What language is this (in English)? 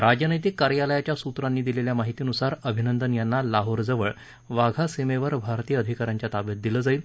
Marathi